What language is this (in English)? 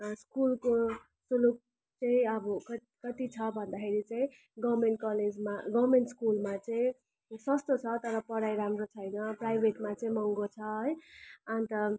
Nepali